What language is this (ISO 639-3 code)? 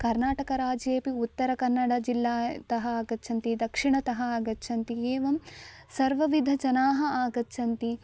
san